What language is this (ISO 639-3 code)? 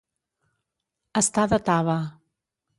cat